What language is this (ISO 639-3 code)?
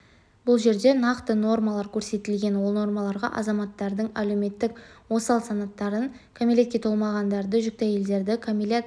kaz